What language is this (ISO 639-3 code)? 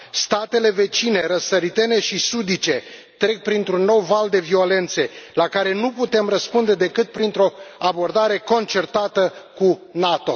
ron